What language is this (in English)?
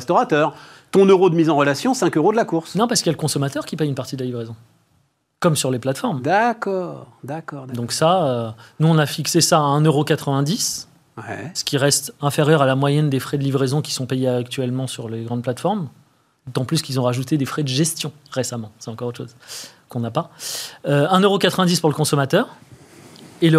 French